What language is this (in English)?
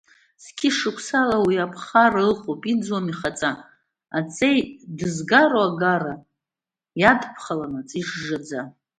Abkhazian